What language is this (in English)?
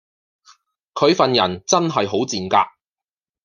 Cantonese